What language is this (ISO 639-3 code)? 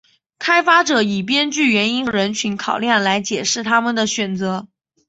zho